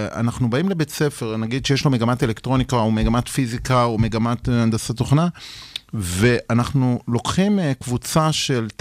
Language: Hebrew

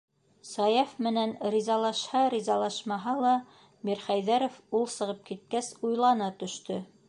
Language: Bashkir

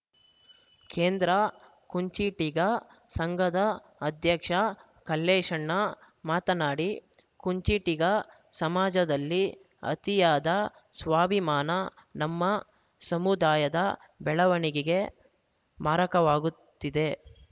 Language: Kannada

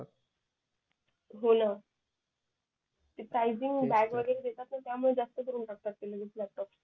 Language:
Marathi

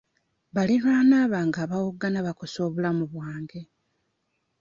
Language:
Ganda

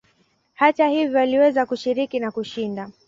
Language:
Swahili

